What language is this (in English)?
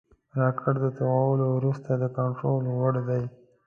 Pashto